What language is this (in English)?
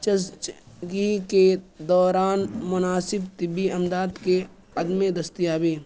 Urdu